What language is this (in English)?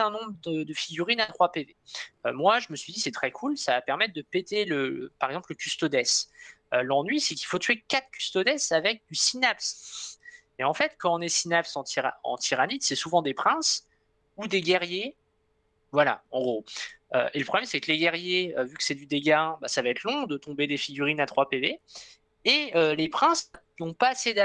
French